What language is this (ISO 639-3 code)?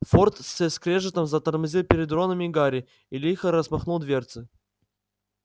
rus